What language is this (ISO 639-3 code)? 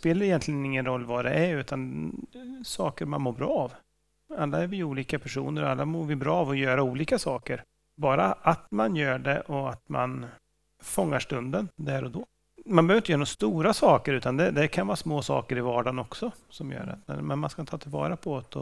swe